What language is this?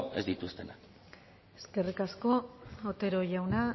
Basque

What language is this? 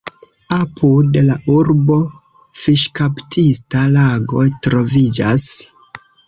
Esperanto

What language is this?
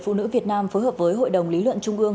Vietnamese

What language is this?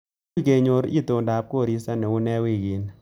Kalenjin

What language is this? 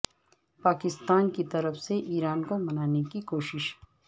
Urdu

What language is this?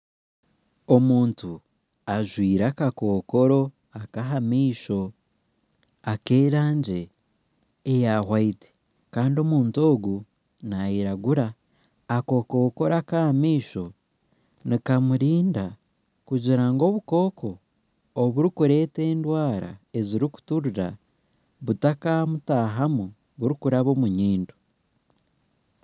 Nyankole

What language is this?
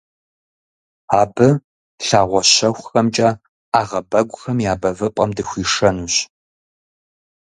Kabardian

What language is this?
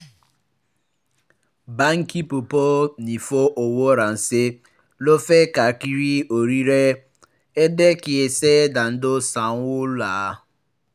Yoruba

